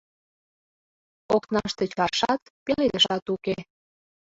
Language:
Mari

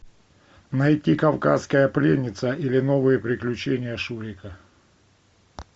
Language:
Russian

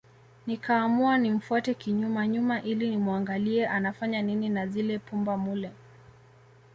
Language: Swahili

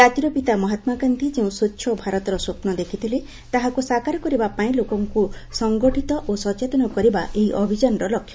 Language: Odia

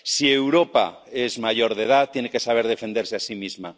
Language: Spanish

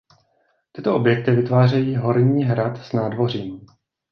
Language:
Czech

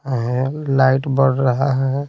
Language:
Hindi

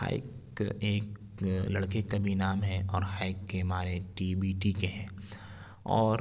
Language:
Urdu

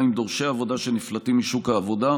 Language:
Hebrew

